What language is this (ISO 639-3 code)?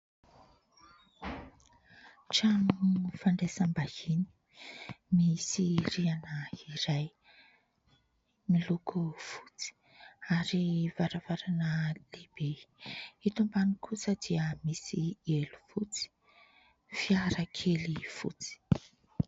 mlg